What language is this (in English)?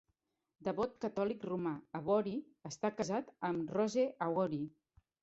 Catalan